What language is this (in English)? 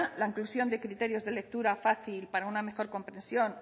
Spanish